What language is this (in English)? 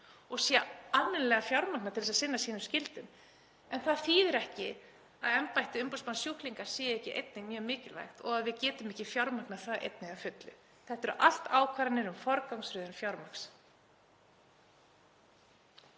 Icelandic